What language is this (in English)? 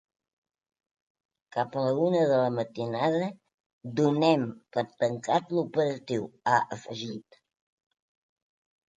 Catalan